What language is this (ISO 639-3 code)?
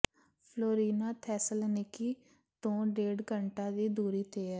pan